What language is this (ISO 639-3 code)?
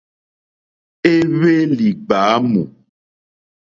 bri